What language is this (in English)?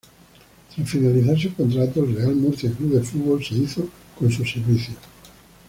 Spanish